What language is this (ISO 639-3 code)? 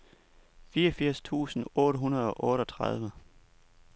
dan